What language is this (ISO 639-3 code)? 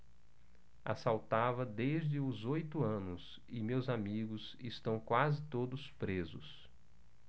por